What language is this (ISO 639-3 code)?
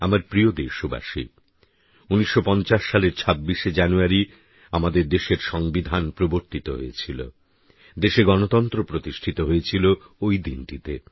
ben